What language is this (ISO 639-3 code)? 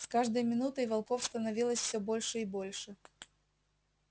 rus